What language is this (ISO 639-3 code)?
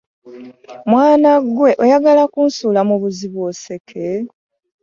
lug